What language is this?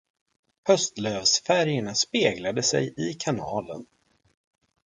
Swedish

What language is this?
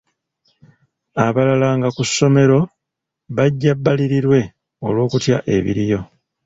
Ganda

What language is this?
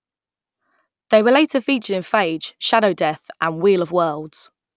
English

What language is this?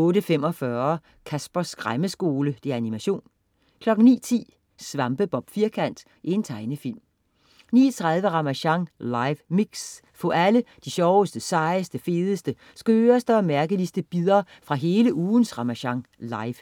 Danish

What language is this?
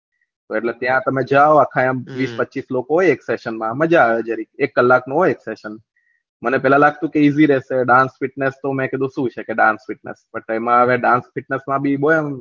Gujarati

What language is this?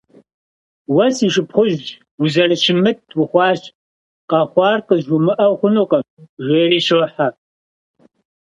Kabardian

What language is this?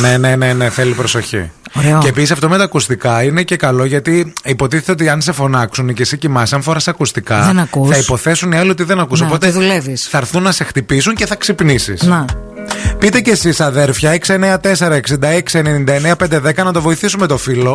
Greek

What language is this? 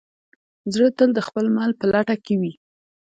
Pashto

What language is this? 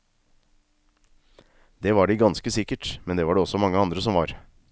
Norwegian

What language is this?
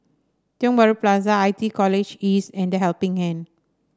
English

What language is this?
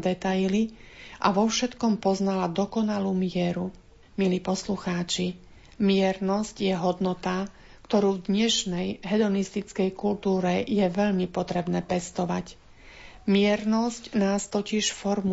Slovak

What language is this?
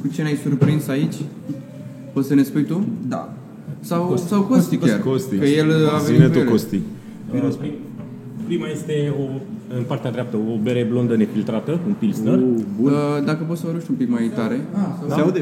Romanian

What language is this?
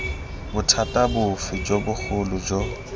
Tswana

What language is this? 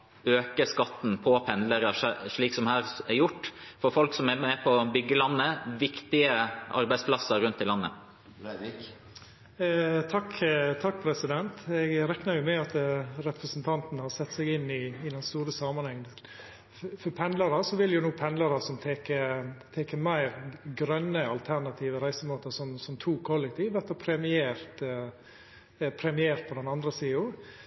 Norwegian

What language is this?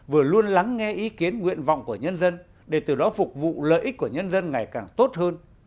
Vietnamese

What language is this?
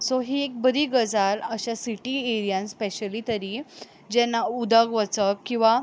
Konkani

